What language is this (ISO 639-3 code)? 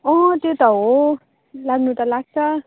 nep